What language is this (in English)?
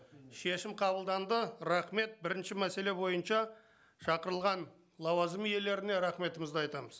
Kazakh